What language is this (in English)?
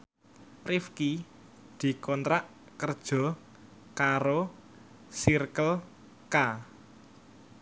Javanese